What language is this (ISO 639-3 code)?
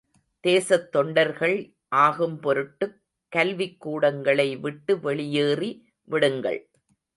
tam